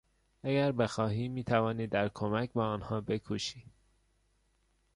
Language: Persian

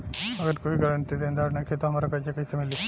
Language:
Bhojpuri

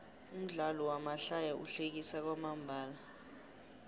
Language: South Ndebele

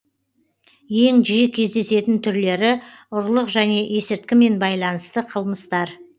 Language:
Kazakh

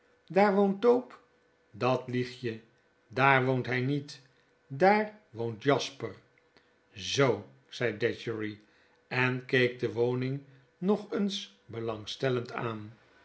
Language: Dutch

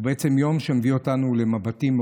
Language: Hebrew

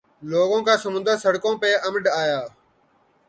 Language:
Urdu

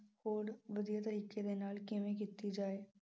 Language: Punjabi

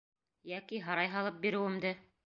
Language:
Bashkir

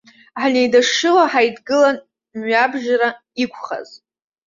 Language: Abkhazian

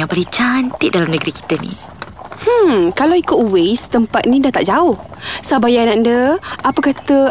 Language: Malay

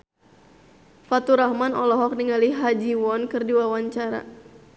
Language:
Sundanese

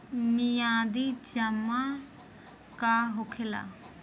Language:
Bhojpuri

